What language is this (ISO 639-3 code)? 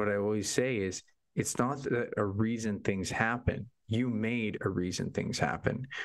eng